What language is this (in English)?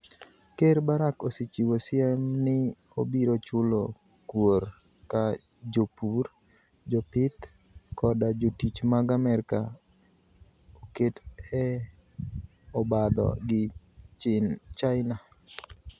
Luo (Kenya and Tanzania)